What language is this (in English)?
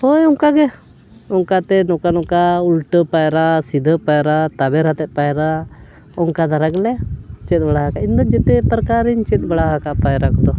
Santali